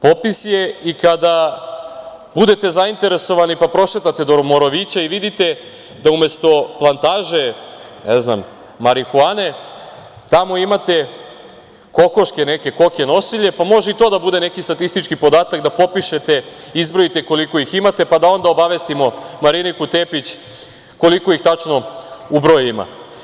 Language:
Serbian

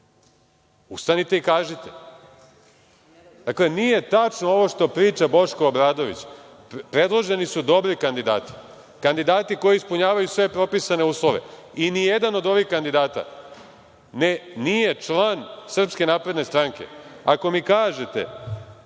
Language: Serbian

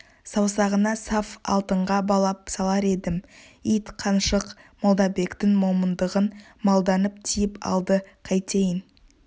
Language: Kazakh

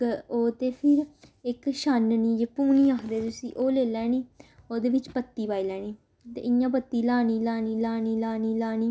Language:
Dogri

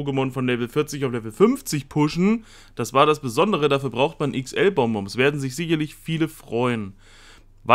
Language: German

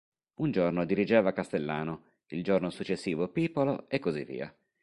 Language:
Italian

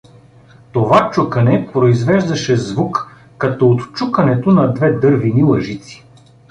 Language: Bulgarian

